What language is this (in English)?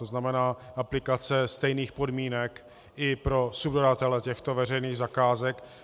Czech